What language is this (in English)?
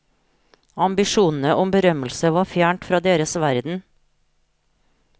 Norwegian